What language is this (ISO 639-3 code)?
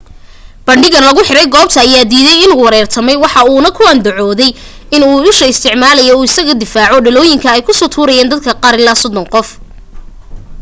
som